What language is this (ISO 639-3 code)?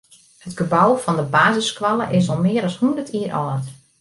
fry